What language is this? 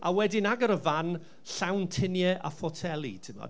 Welsh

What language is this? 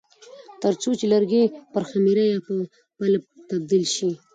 Pashto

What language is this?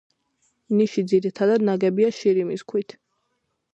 Georgian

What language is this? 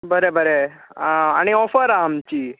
Konkani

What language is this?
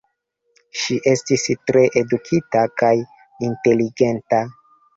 Esperanto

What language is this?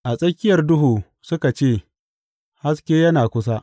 Hausa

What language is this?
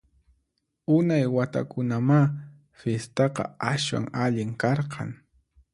Puno Quechua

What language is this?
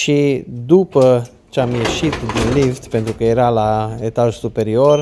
Romanian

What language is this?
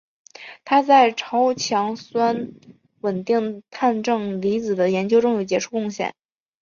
Chinese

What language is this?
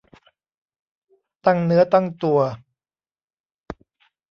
Thai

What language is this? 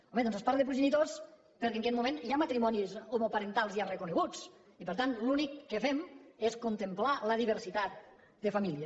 Catalan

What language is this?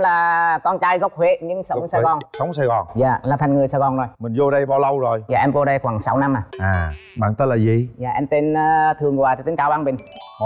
Vietnamese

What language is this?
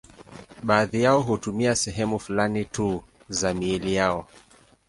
Swahili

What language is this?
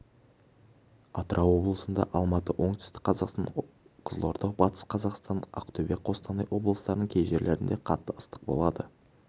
Kazakh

